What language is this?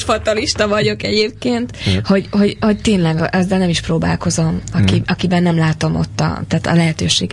Hungarian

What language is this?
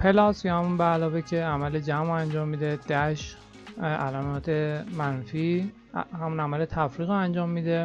Persian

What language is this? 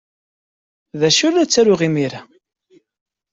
Kabyle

